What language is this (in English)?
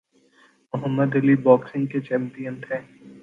Urdu